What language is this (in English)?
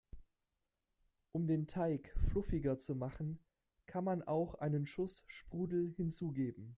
German